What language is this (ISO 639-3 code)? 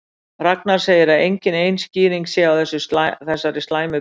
isl